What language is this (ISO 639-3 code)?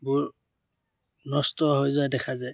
asm